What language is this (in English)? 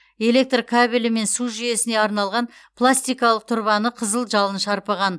Kazakh